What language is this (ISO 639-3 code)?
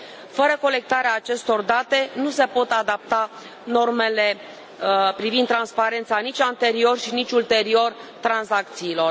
ron